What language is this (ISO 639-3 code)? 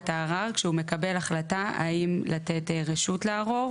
heb